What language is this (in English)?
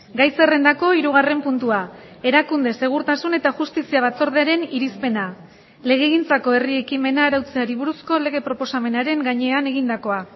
Basque